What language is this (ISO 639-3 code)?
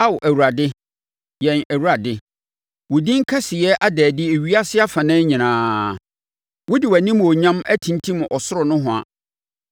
aka